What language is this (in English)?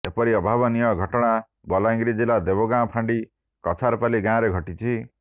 Odia